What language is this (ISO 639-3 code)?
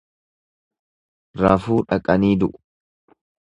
orm